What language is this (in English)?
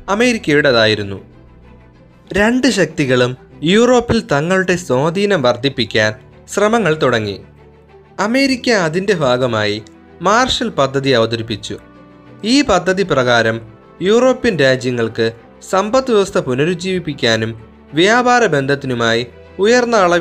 Malayalam